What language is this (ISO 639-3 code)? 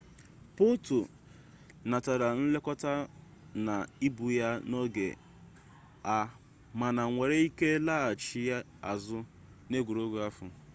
ibo